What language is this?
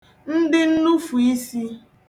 Igbo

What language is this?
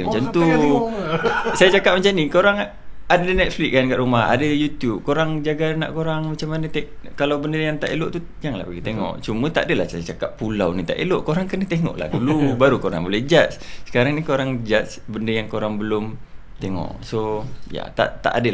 Malay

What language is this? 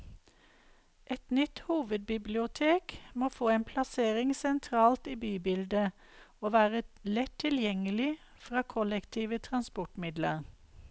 Norwegian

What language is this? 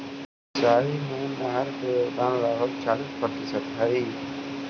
Magahi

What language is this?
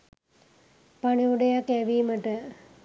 Sinhala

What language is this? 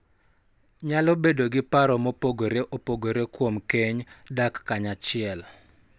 Luo (Kenya and Tanzania)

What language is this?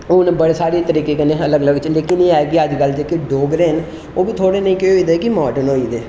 Dogri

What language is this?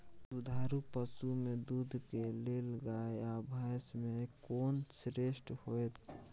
Maithili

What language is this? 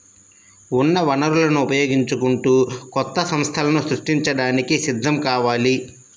Telugu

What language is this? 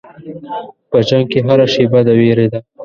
Pashto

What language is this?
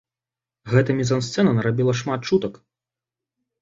Belarusian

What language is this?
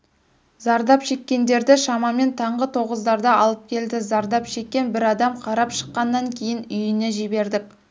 Kazakh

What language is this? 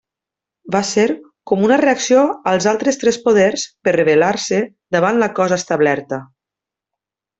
Catalan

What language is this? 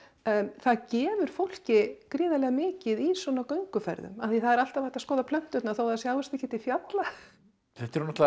Icelandic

